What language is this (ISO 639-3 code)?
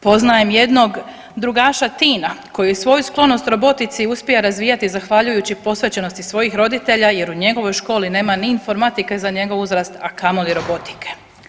hrv